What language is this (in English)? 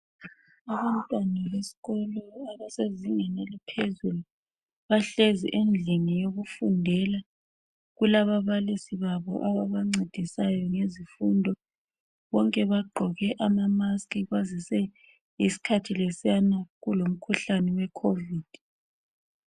North Ndebele